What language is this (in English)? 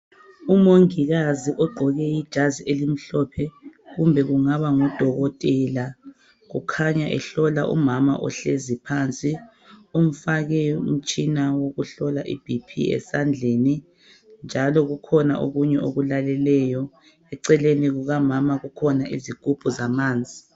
North Ndebele